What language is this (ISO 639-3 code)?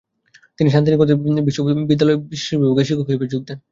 ben